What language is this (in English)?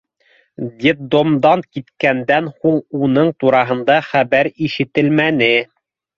Bashkir